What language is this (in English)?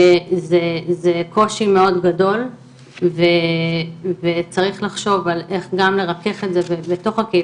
Hebrew